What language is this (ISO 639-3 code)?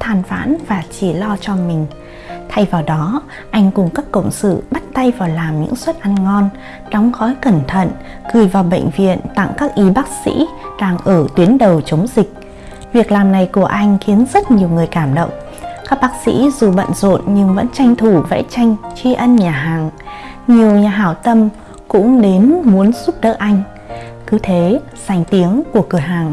vie